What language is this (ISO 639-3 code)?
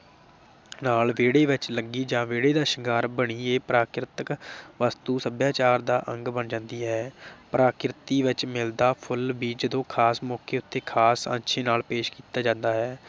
pan